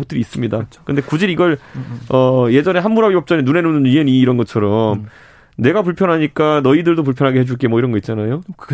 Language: Korean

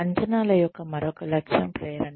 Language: Telugu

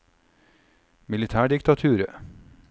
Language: Norwegian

